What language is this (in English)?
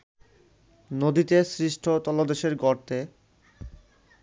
Bangla